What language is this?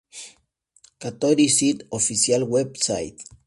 Spanish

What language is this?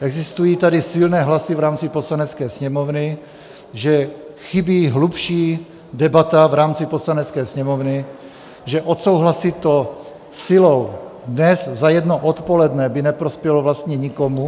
Czech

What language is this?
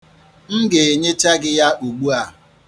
Igbo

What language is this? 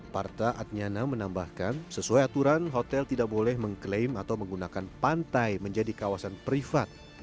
Indonesian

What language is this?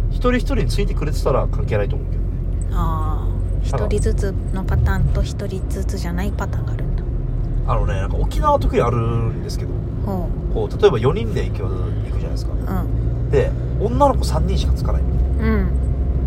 Japanese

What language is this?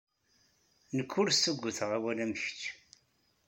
Kabyle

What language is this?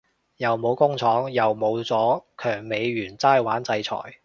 Cantonese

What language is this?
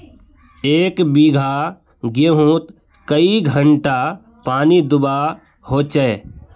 Magahi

